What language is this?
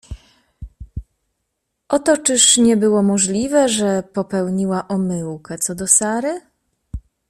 Polish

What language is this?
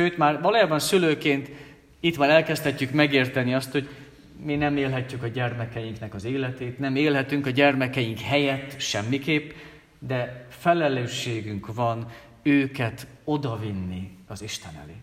Hungarian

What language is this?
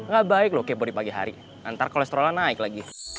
Indonesian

